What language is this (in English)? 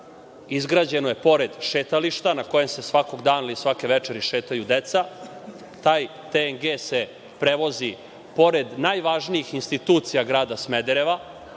Serbian